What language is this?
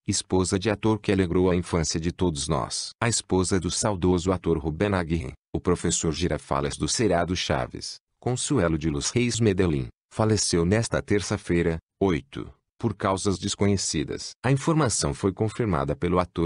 Portuguese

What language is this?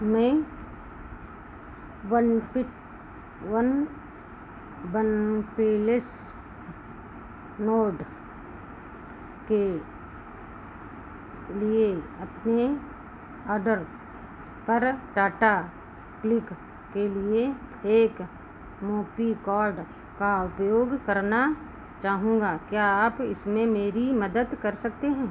Hindi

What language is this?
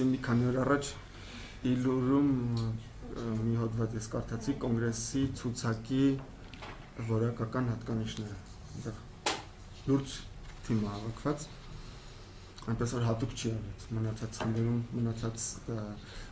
Romanian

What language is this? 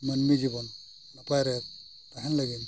Santali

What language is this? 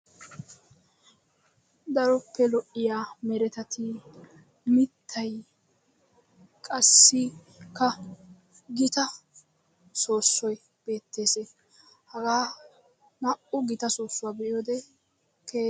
Wolaytta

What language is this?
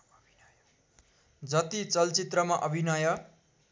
Nepali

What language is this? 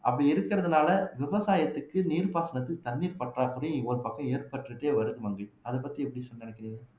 Tamil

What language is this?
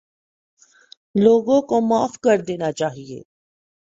Urdu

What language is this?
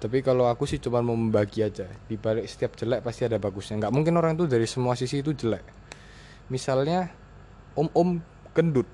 Indonesian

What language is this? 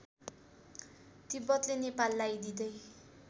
Nepali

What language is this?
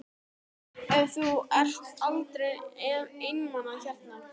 Icelandic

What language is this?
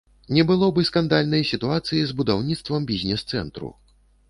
Belarusian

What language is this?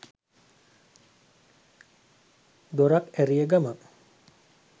Sinhala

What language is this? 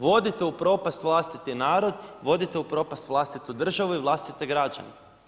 Croatian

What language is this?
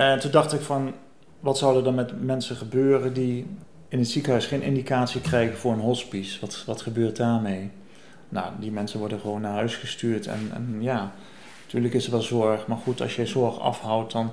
Dutch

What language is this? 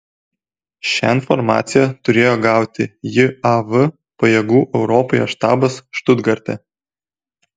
Lithuanian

